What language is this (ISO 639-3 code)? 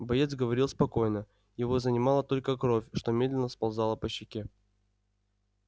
rus